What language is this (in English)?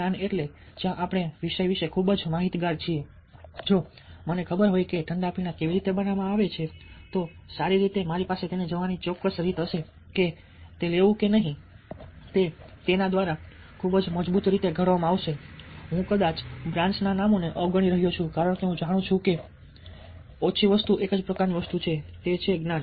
Gujarati